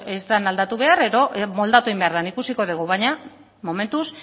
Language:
Basque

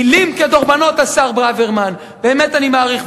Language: Hebrew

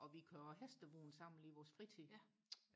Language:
Danish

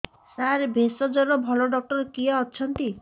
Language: Odia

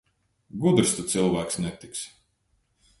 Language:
Latvian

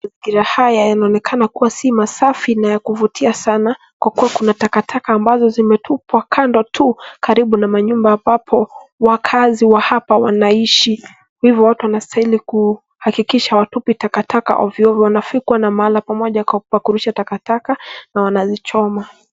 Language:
Swahili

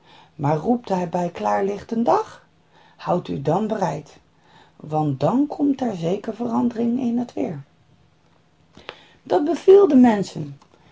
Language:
Dutch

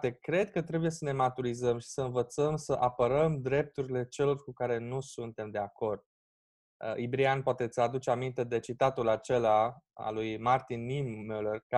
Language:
Romanian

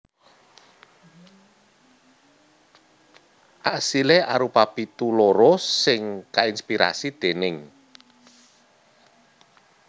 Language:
Javanese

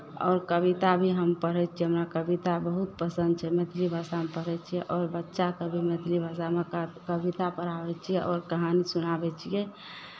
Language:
Maithili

